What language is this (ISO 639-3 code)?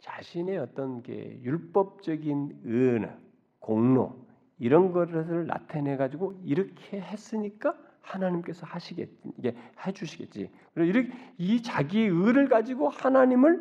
kor